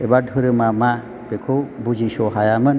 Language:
Bodo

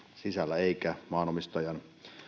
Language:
Finnish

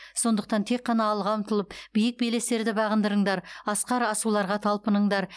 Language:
Kazakh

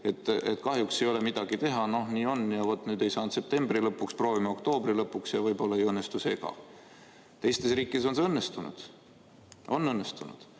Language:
Estonian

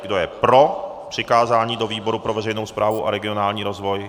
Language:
Czech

